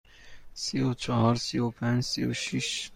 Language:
Persian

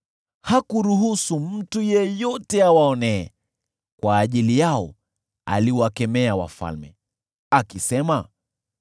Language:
Swahili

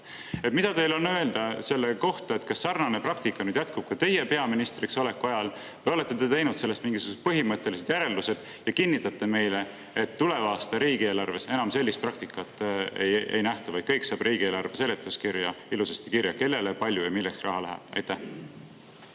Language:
Estonian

